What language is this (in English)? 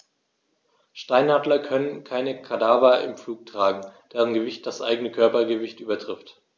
German